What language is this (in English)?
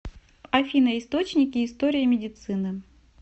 Russian